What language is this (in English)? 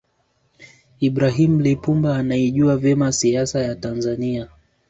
Swahili